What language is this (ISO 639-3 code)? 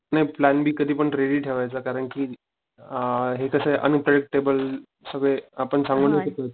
mar